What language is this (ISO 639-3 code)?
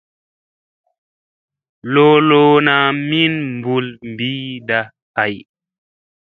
mse